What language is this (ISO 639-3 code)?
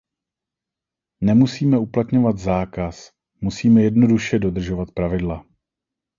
ces